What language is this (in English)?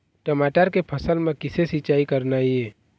Chhattisgarhi